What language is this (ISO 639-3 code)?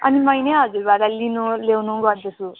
nep